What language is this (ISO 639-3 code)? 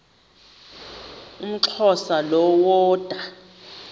xho